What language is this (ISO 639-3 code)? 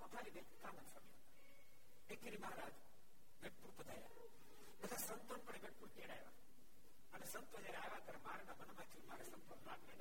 guj